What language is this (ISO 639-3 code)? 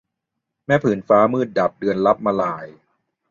tha